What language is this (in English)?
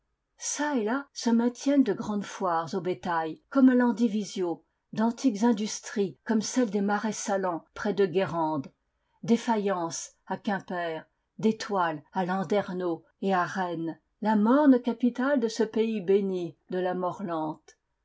French